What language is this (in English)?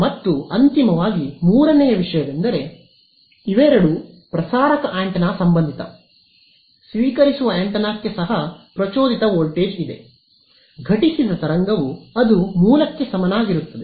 Kannada